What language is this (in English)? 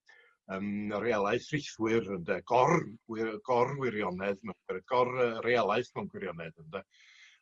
Welsh